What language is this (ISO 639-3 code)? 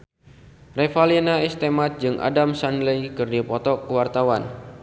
sun